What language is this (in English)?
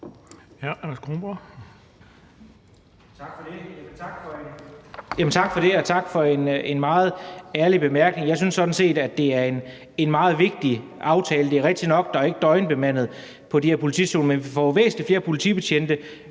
Danish